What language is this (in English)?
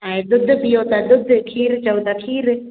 Sindhi